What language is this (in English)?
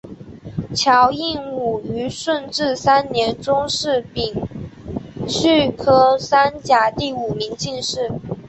Chinese